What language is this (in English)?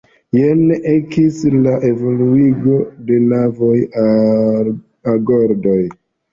Esperanto